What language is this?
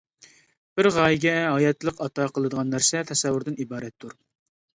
Uyghur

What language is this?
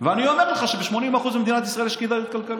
Hebrew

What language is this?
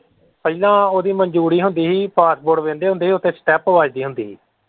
Punjabi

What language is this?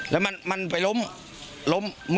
Thai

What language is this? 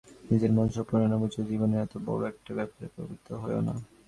Bangla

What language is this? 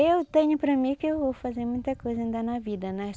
Portuguese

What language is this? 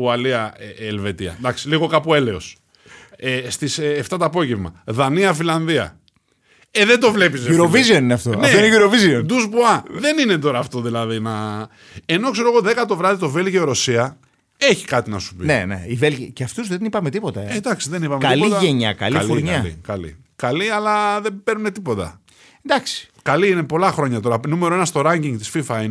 Greek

